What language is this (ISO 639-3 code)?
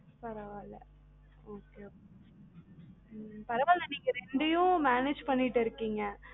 tam